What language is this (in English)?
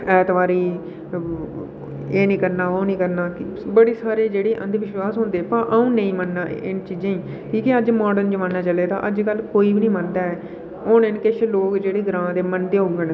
Dogri